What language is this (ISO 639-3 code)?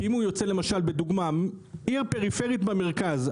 heb